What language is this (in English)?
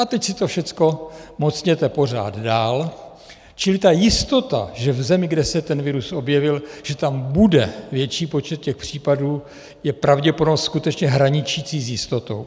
Czech